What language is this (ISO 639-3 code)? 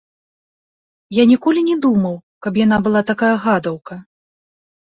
bel